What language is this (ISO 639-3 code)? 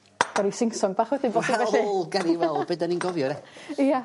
cym